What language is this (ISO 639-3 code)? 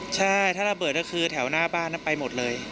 tha